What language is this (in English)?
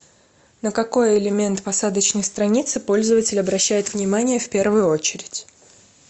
Russian